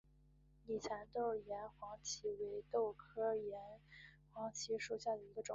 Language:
Chinese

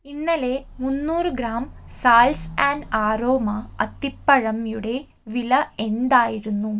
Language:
Malayalam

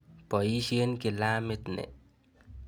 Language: Kalenjin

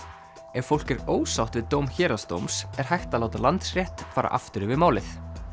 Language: Icelandic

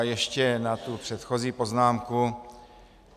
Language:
Czech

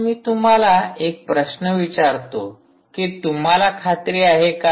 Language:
Marathi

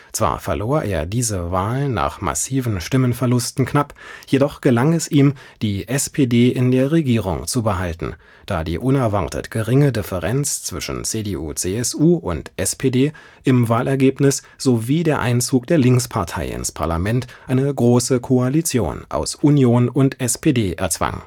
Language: German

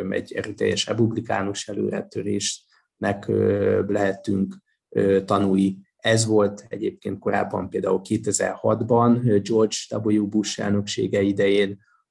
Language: Hungarian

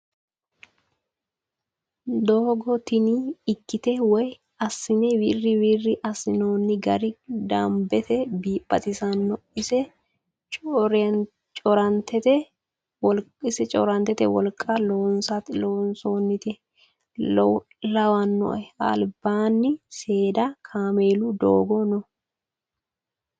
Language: Sidamo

